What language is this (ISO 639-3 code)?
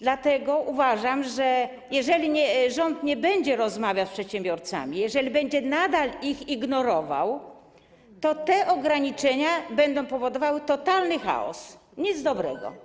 pol